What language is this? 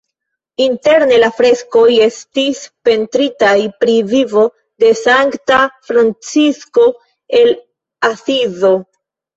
Esperanto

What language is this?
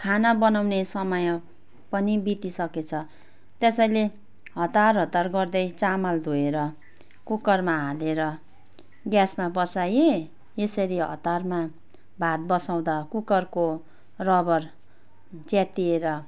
Nepali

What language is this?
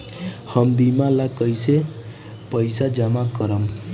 Bhojpuri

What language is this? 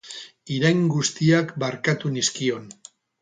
Basque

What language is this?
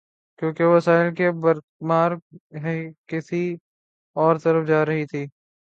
Urdu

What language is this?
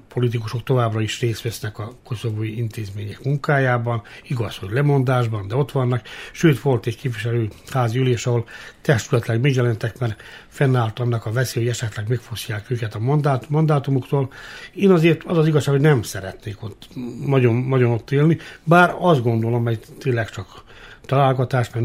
Hungarian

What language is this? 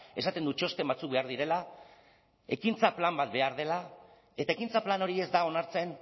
Basque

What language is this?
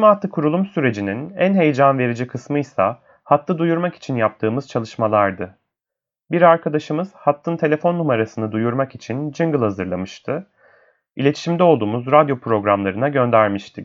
Turkish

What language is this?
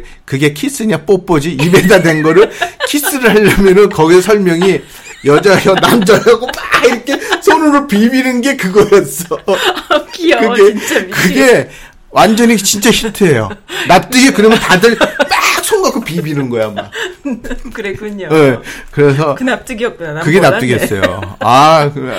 Korean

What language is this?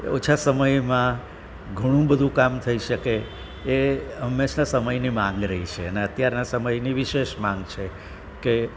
Gujarati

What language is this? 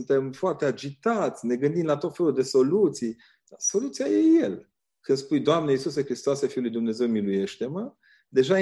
Romanian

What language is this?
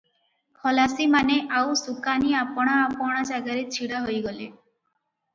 Odia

